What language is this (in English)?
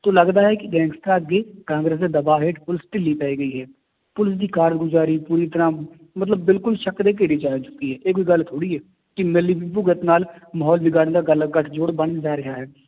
Punjabi